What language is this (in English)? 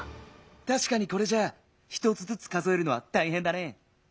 Japanese